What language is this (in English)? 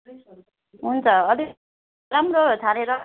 Nepali